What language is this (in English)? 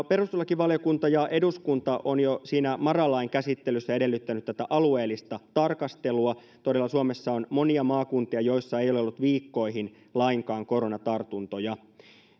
Finnish